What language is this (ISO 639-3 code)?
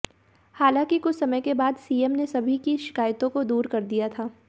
hin